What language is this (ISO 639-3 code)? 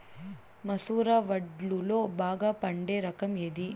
tel